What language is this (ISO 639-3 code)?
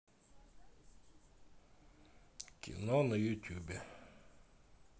rus